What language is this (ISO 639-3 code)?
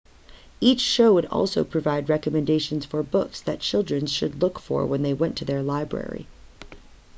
eng